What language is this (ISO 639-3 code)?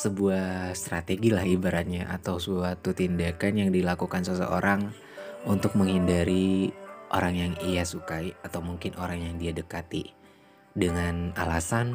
ind